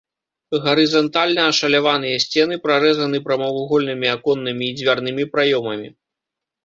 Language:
Belarusian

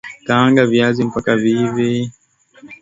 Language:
Swahili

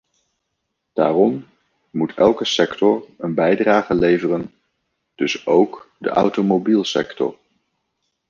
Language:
Dutch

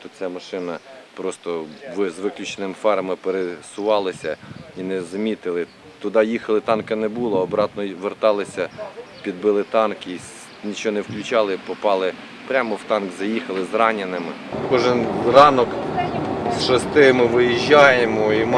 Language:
Ukrainian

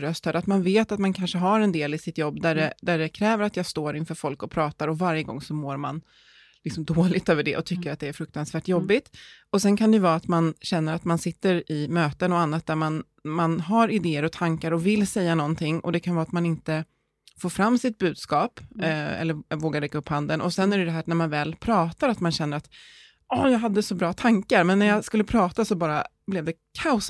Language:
Swedish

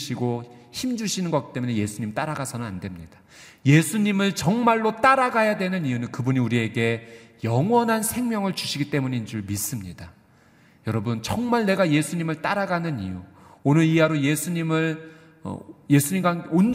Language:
Korean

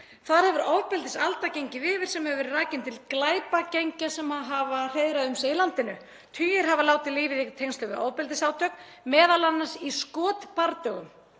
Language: Icelandic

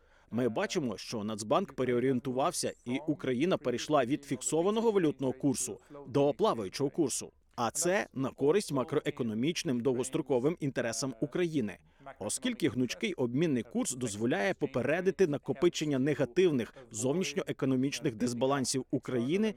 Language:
Ukrainian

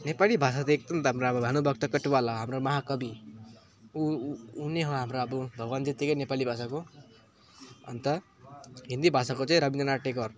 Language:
Nepali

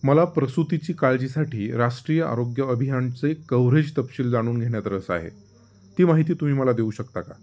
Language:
Marathi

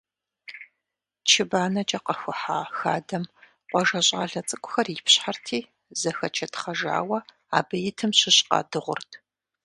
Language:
Kabardian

